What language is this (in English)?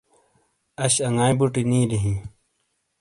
Shina